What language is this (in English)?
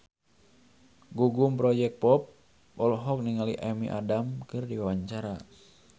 Sundanese